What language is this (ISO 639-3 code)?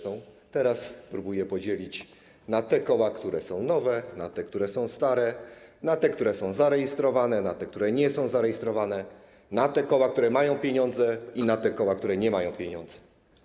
pol